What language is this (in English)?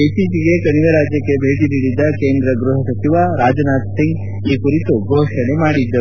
Kannada